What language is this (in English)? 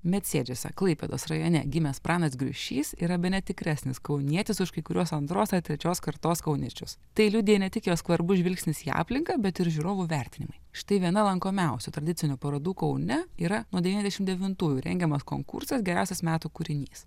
Lithuanian